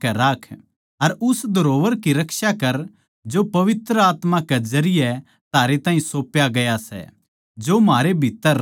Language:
Haryanvi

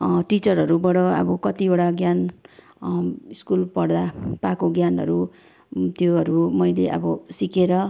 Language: Nepali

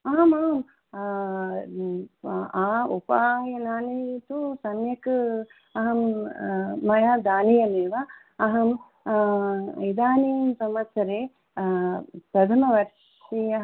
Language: Sanskrit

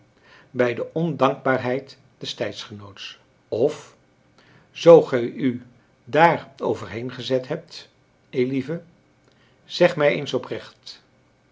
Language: Dutch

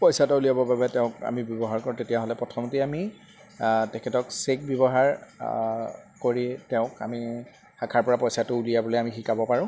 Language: Assamese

